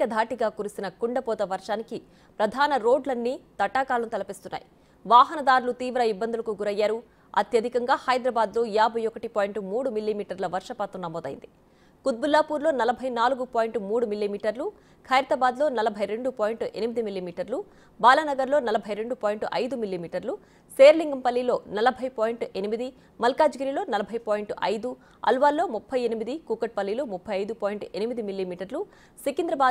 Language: Telugu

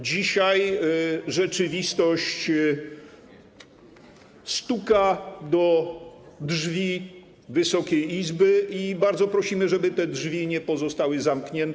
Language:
Polish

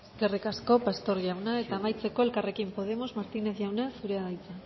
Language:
Basque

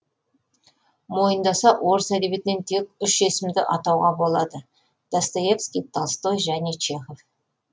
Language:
Kazakh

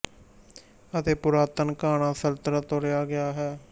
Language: Punjabi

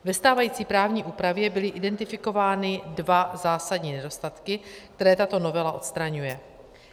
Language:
Czech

